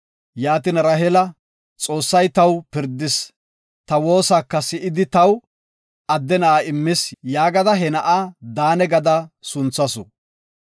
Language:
Gofa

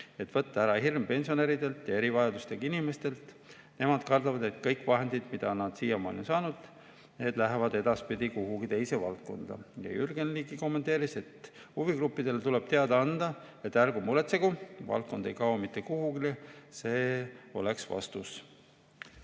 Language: Estonian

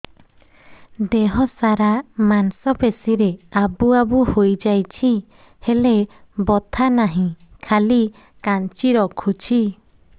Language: Odia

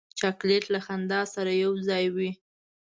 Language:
Pashto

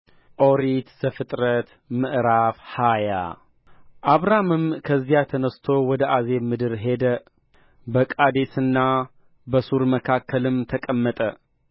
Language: Amharic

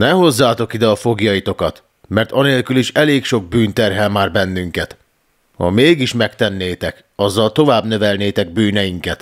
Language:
Hungarian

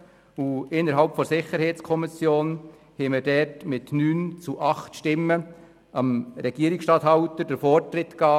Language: Swiss German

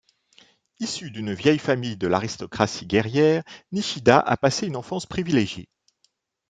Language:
French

